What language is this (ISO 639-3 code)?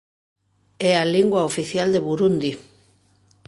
glg